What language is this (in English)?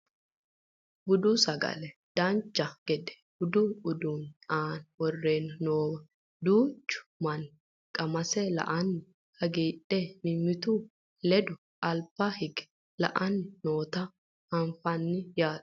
Sidamo